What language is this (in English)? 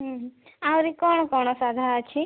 Odia